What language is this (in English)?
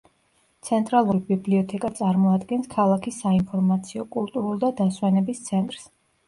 Georgian